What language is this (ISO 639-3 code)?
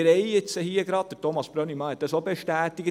gsw